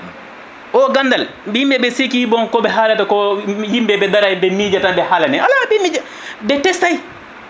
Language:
Fula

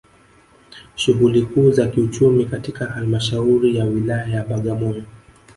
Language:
Swahili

